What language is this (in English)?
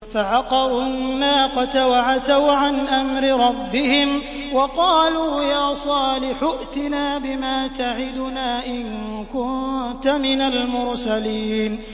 Arabic